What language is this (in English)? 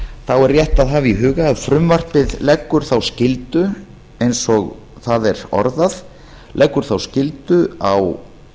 Icelandic